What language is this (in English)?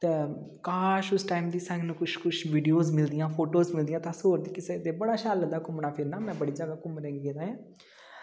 Dogri